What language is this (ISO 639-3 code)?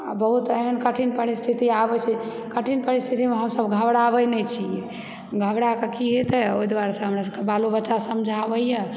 mai